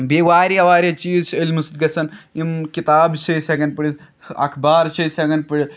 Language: Kashmiri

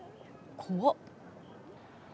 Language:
Japanese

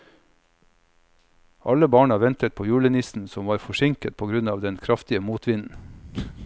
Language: Norwegian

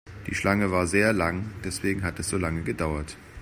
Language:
German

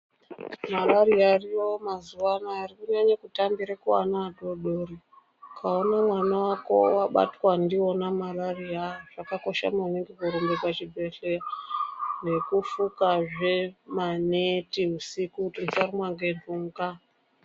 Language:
Ndau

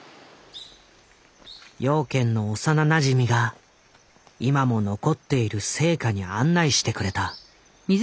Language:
Japanese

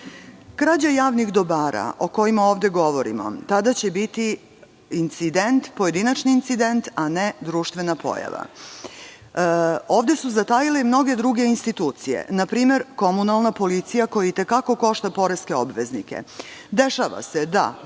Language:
Serbian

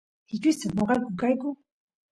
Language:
Santiago del Estero Quichua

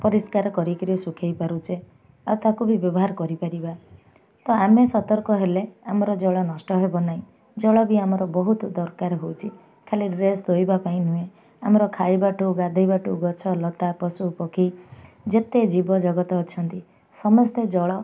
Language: Odia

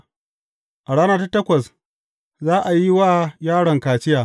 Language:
Hausa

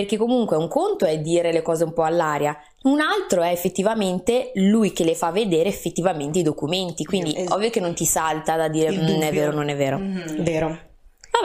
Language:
Italian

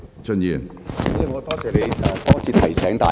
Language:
Cantonese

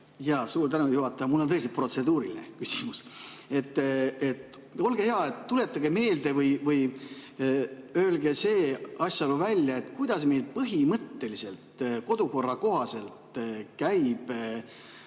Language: Estonian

